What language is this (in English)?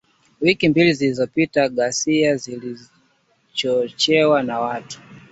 Swahili